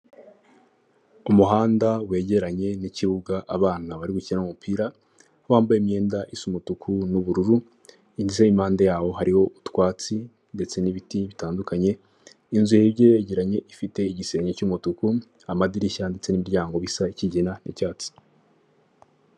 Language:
Kinyarwanda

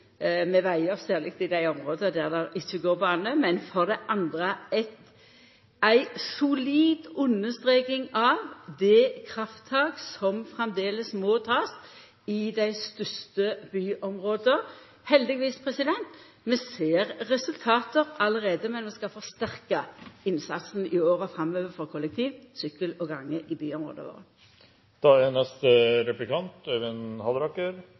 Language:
Norwegian Nynorsk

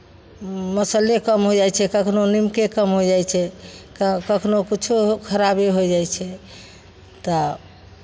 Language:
Maithili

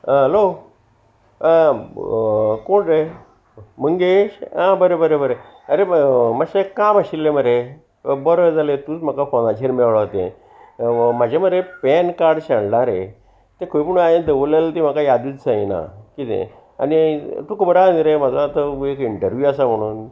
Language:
Konkani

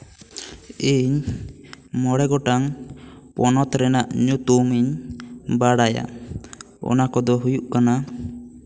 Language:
Santali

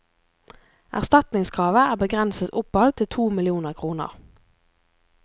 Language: Norwegian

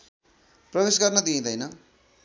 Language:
Nepali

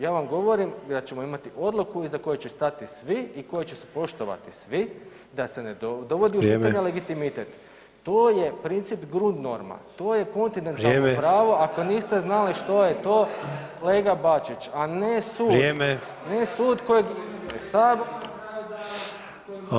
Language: Croatian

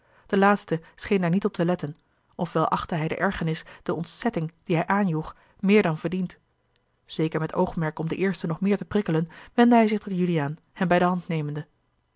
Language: Dutch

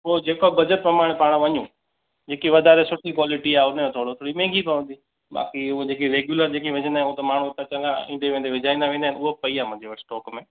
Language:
Sindhi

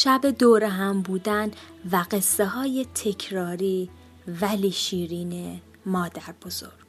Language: Persian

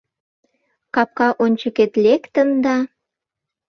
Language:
Mari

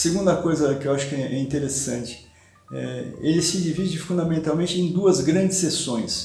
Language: Portuguese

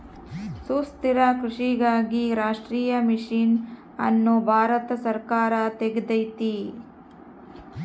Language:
Kannada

